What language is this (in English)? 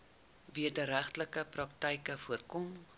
Afrikaans